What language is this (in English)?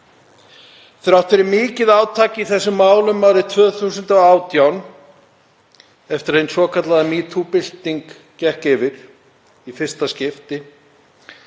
Icelandic